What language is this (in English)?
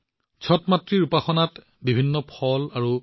Assamese